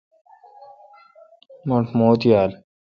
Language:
Kalkoti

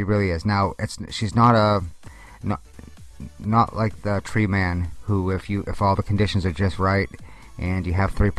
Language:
English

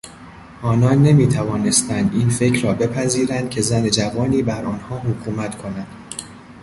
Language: Persian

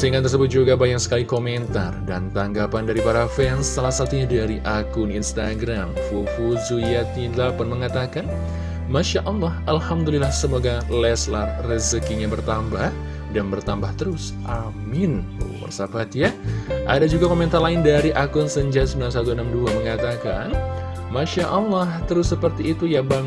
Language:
Indonesian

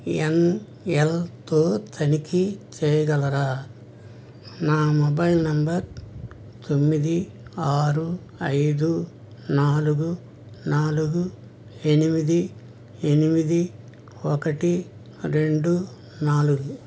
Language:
Telugu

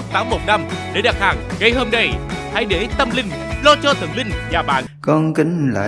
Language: Vietnamese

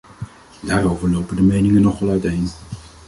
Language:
Dutch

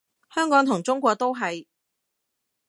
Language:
Cantonese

